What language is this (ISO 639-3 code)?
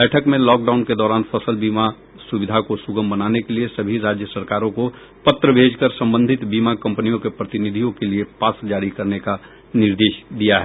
hin